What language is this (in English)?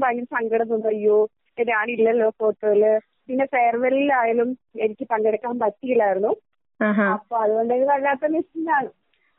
Malayalam